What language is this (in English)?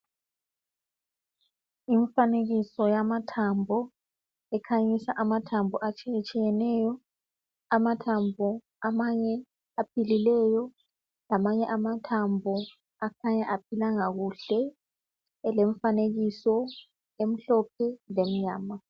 North Ndebele